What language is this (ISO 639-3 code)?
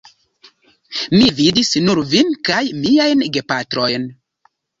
epo